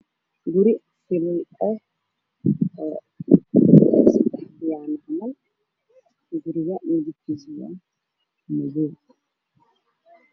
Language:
Somali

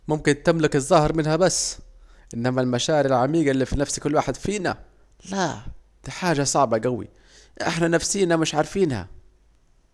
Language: Saidi Arabic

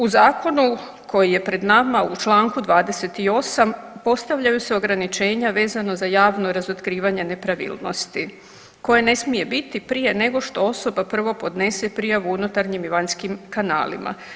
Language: Croatian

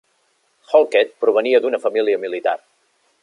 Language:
Catalan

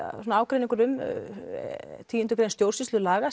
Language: Icelandic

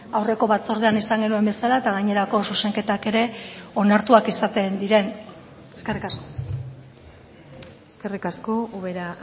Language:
Basque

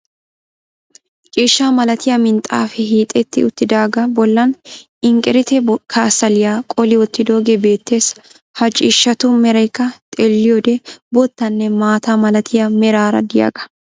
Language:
Wolaytta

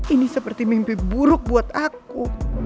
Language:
Indonesian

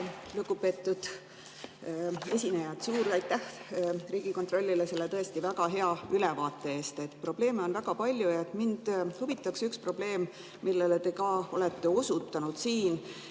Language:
Estonian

